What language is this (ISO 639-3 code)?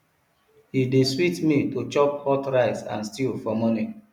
pcm